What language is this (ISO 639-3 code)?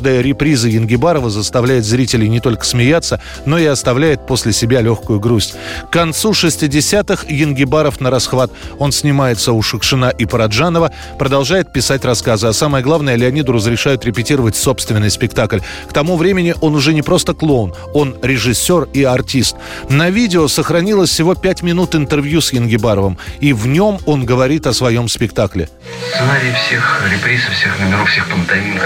rus